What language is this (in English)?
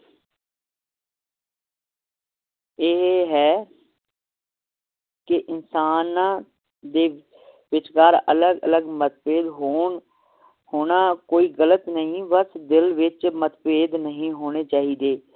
Punjabi